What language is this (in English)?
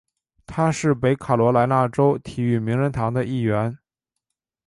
Chinese